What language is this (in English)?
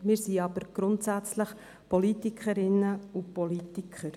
Swiss German